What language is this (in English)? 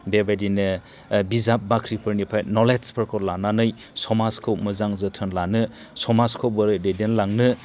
Bodo